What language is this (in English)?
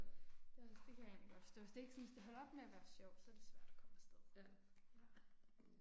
Danish